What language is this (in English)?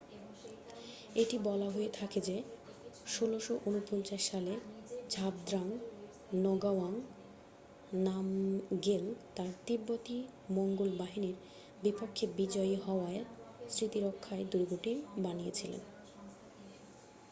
Bangla